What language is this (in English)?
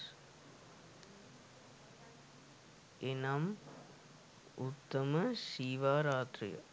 Sinhala